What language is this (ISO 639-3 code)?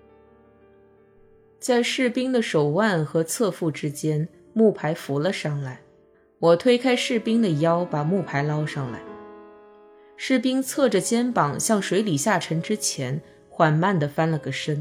zho